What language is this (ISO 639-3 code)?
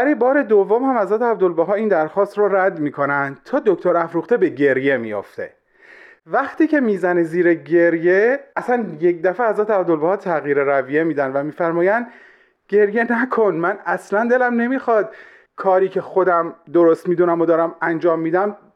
fas